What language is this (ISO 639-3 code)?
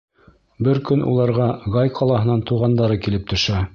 bak